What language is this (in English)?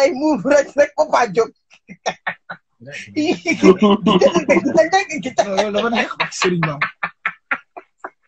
Romanian